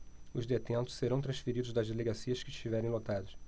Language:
Portuguese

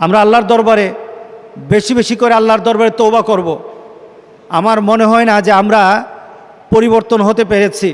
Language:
Bangla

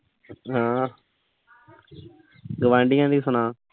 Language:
Punjabi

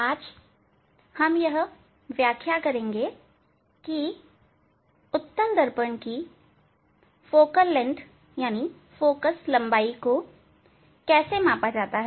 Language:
Hindi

